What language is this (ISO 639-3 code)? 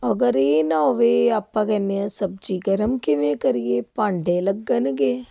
pan